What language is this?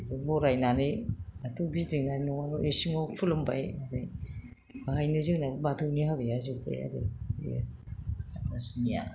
Bodo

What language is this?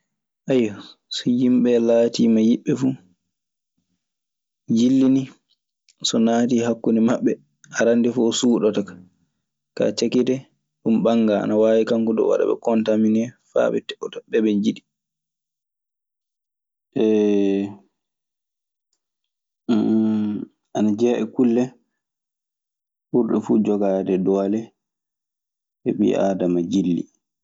Maasina Fulfulde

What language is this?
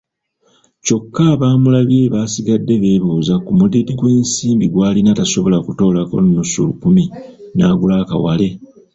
Ganda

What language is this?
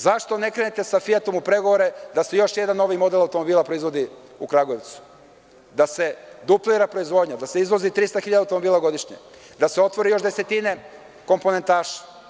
Serbian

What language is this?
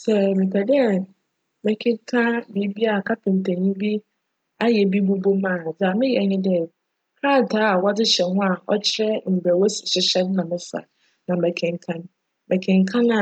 Akan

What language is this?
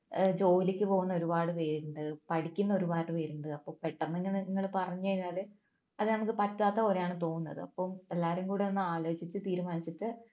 Malayalam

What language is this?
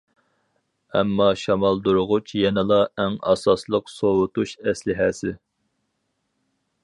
Uyghur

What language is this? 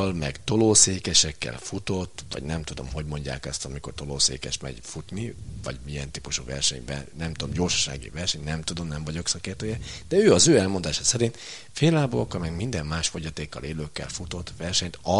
Hungarian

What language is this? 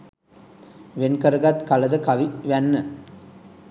Sinhala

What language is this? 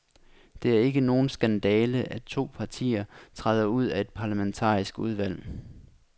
Danish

